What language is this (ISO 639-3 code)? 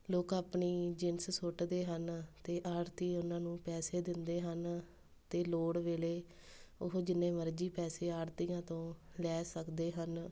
pan